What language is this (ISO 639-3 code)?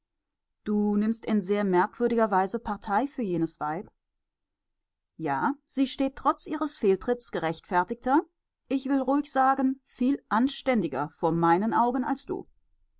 deu